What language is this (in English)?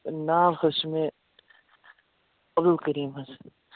Kashmiri